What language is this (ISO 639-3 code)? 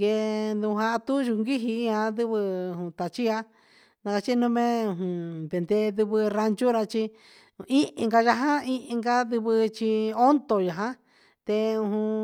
mxs